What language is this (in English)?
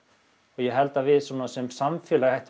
Icelandic